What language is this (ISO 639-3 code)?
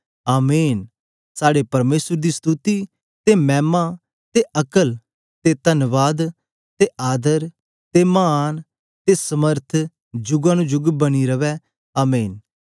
doi